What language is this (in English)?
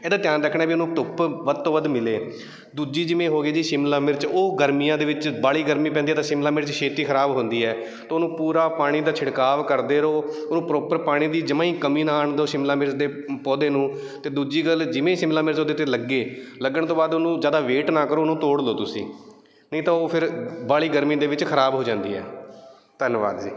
Punjabi